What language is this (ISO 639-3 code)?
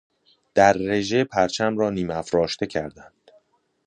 fas